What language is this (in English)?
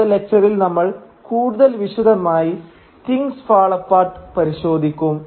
Malayalam